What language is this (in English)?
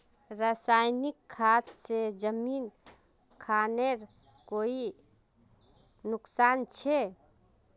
Magahi